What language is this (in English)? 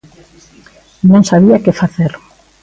Galician